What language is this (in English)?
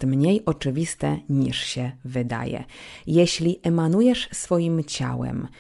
Polish